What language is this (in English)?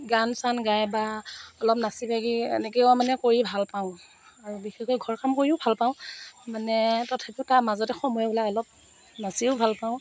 Assamese